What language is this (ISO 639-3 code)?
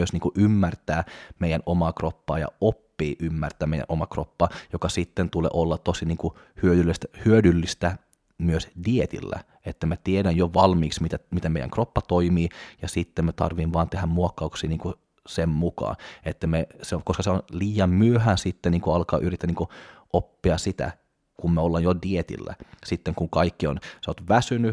fin